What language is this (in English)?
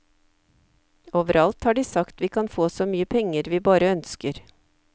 Norwegian